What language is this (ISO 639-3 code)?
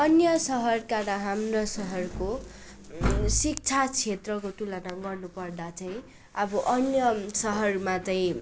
nep